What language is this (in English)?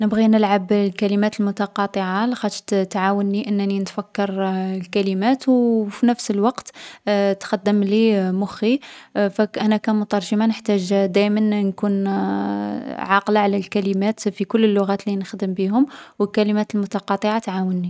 Algerian Arabic